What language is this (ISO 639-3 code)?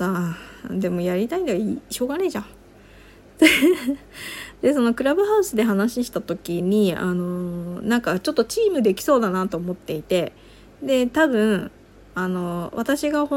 jpn